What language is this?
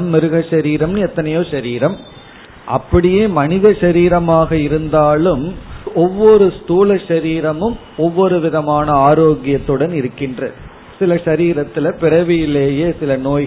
Tamil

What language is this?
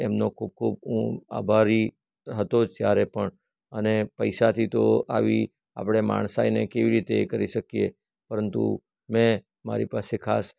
Gujarati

